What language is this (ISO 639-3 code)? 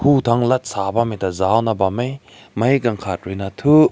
nbu